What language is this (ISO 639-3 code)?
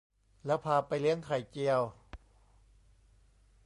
tha